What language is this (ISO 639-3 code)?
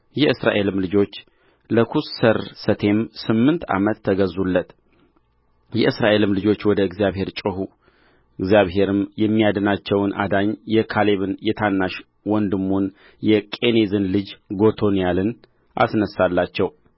amh